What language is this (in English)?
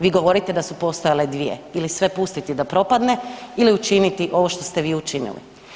Croatian